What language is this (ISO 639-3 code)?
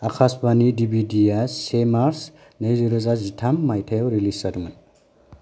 brx